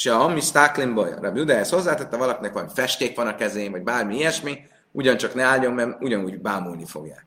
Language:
Hungarian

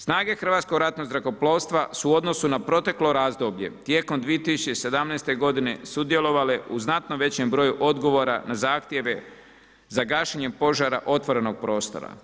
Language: Croatian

